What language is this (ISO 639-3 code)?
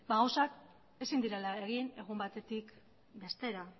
eus